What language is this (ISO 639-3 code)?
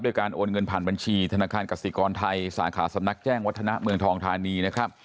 tha